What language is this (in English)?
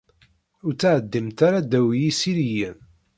Kabyle